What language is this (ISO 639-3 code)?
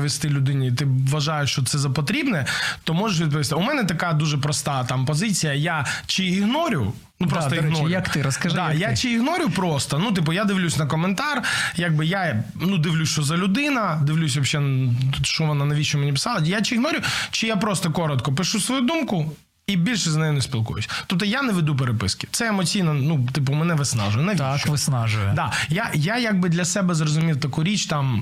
ukr